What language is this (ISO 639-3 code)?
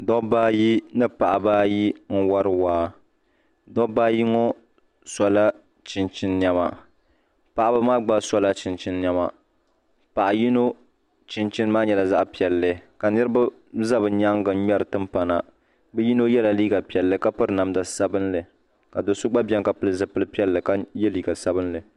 dag